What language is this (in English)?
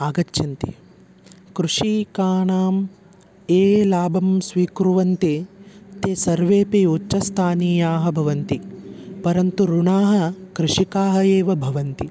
Sanskrit